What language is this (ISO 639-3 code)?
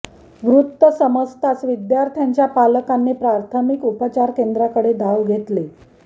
mar